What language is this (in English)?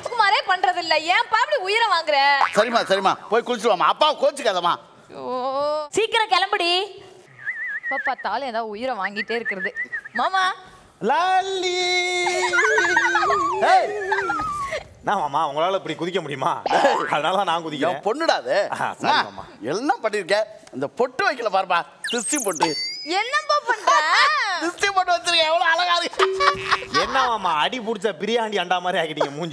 Korean